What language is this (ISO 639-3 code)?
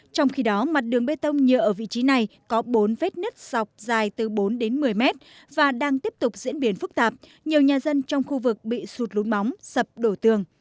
vie